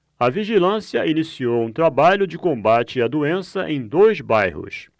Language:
Portuguese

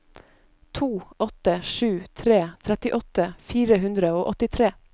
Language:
Norwegian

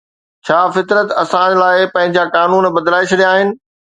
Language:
Sindhi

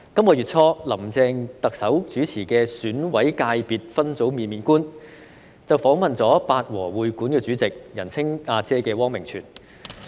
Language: Cantonese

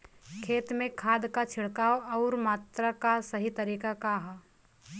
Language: Bhojpuri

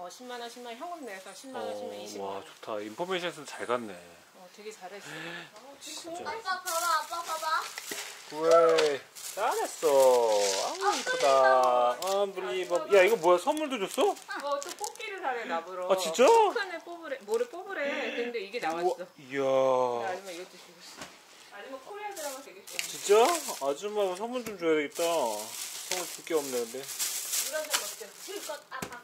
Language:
Korean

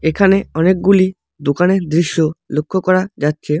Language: Bangla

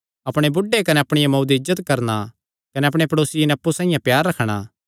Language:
Kangri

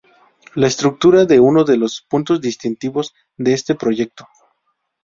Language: Spanish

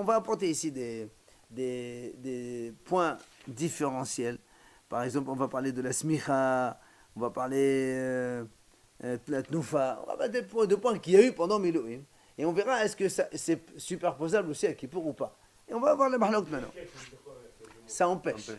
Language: French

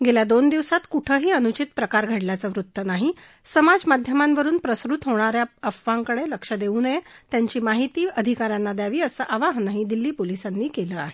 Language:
Marathi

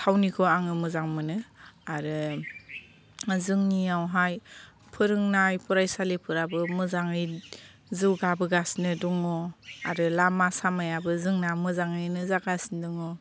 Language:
Bodo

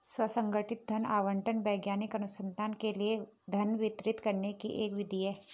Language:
Hindi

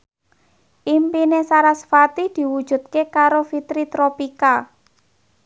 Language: Javanese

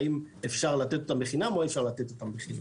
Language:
Hebrew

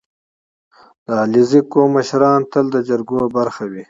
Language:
Pashto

